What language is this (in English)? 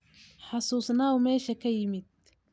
Somali